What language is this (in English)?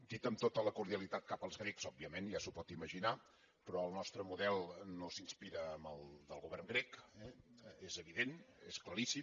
Catalan